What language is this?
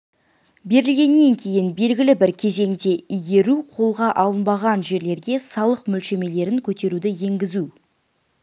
Kazakh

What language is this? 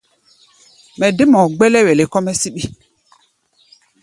Gbaya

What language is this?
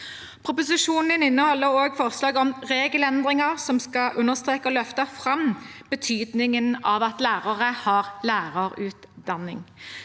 Norwegian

